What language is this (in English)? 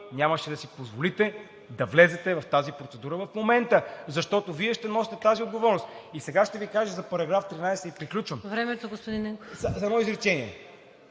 Bulgarian